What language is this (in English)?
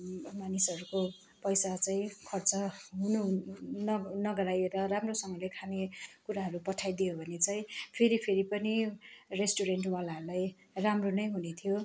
Nepali